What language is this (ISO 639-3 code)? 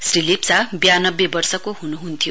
nep